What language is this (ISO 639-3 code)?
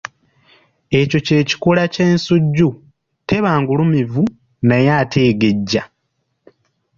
lug